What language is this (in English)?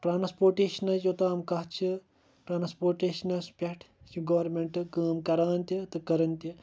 Kashmiri